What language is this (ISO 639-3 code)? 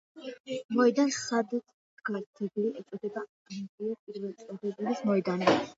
kat